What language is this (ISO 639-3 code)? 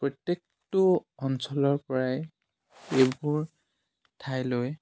asm